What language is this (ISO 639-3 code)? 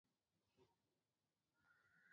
swa